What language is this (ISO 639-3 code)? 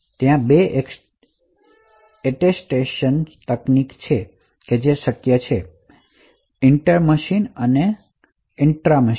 guj